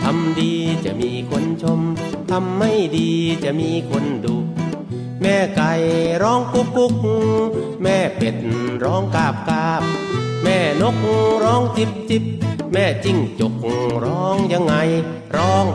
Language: Thai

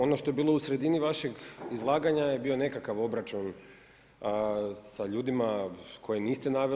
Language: Croatian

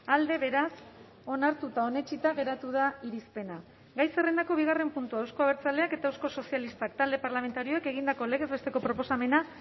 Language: Basque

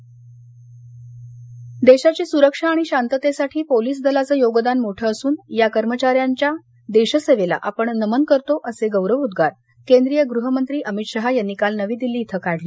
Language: Marathi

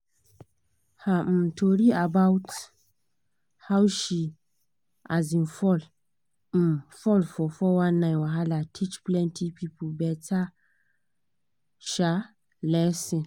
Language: Nigerian Pidgin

